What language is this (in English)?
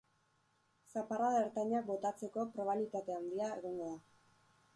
Basque